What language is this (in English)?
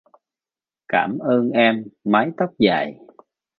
Vietnamese